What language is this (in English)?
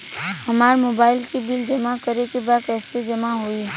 Bhojpuri